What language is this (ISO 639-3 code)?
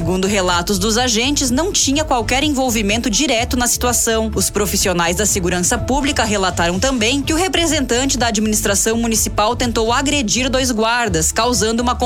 por